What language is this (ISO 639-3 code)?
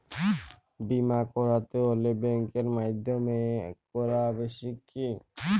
ben